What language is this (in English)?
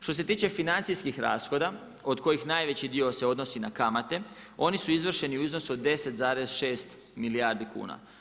Croatian